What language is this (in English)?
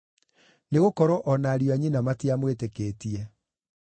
Kikuyu